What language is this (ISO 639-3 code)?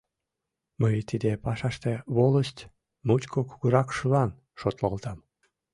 chm